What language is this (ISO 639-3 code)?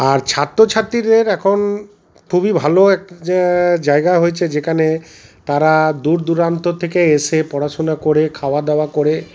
ben